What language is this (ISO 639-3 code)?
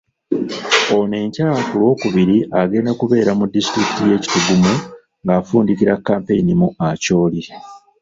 lug